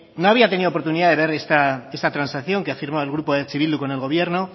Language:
Spanish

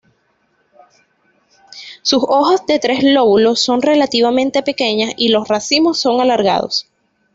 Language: Spanish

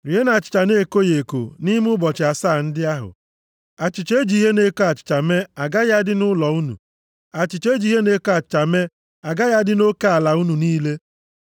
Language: Igbo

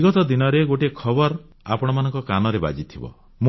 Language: Odia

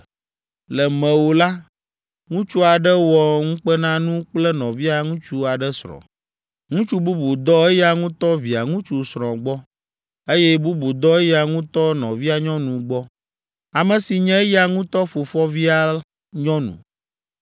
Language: Ewe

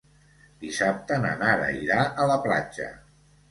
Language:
Catalan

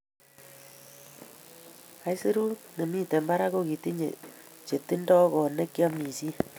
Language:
Kalenjin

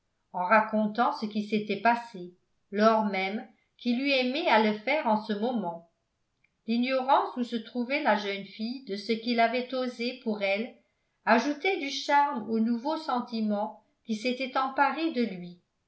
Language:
French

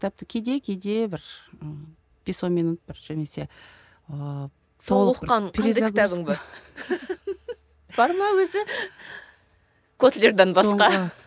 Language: Kazakh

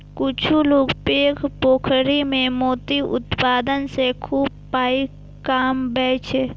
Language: Maithili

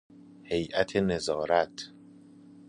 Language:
Persian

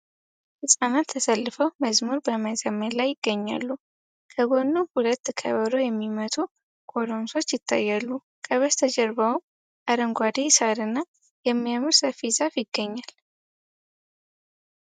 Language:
Amharic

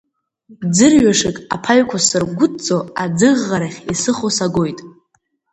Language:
Abkhazian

